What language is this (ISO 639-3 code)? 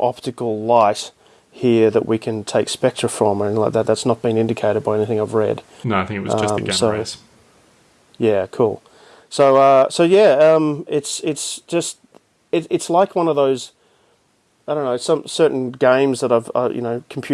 eng